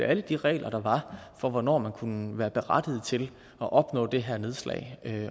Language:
Danish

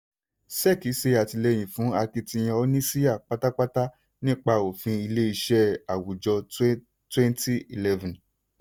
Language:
Yoruba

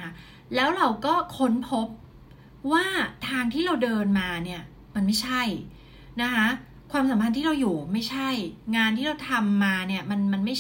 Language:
Thai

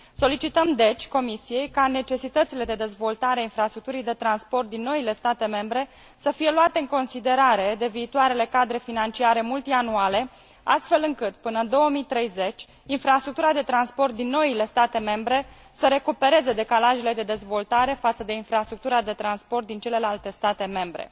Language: Romanian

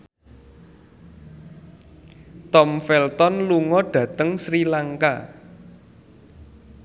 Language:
Javanese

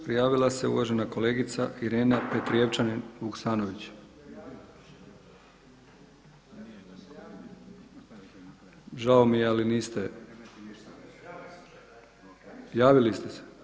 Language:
Croatian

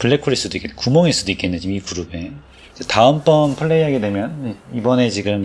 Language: Korean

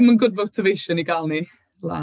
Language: Welsh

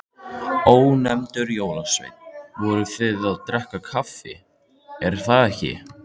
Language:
Icelandic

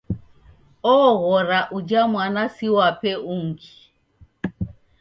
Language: Taita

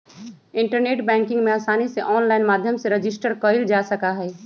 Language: Magahi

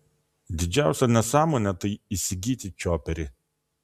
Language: Lithuanian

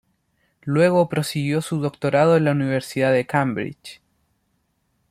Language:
Spanish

